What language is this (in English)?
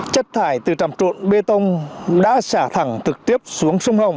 Vietnamese